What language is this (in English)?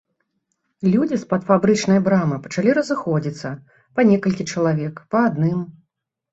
Belarusian